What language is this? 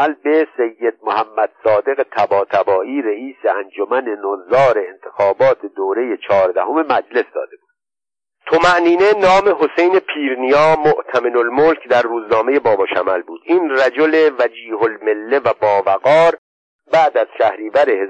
Persian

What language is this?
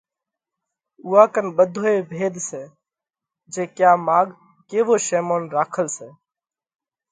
Parkari Koli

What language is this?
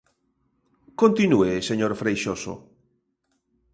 Galician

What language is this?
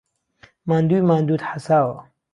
Central Kurdish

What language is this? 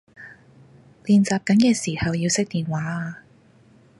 Cantonese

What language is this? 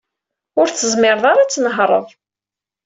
Kabyle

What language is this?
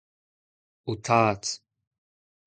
Breton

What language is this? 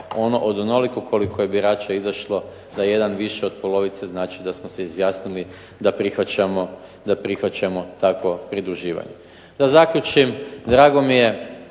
Croatian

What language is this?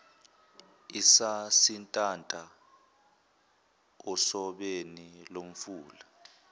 Zulu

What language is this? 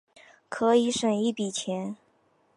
Chinese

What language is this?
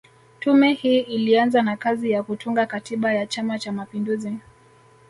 Swahili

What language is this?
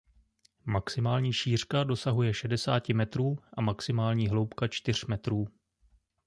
Czech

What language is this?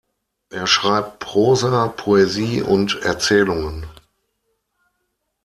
German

